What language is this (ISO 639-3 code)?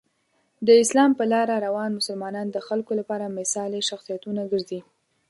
pus